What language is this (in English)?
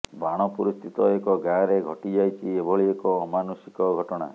Odia